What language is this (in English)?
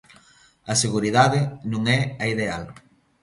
Galician